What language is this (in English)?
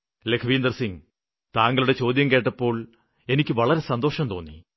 Malayalam